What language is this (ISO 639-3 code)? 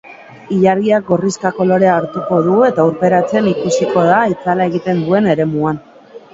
eus